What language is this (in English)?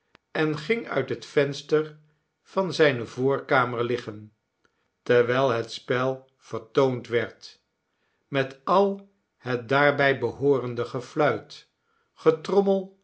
Dutch